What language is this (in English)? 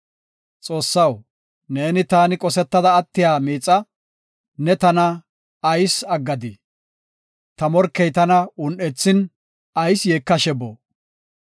Gofa